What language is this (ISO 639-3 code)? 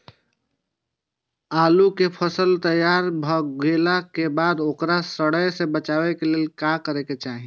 mai